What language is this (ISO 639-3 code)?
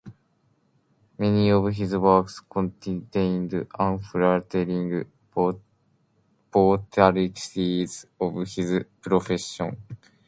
eng